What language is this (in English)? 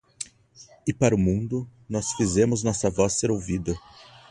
Portuguese